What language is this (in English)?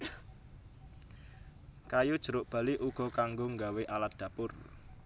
Javanese